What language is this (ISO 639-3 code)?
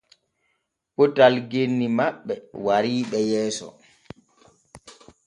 fue